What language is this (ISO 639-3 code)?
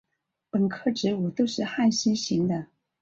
zho